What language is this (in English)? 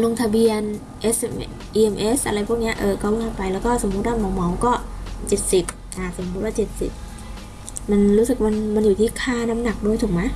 Thai